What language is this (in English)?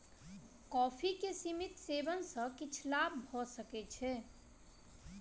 Maithili